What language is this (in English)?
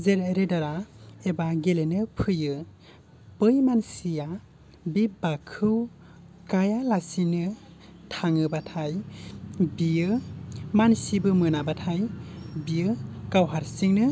Bodo